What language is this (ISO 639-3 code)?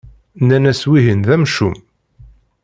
kab